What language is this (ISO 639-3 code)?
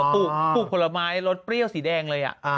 tha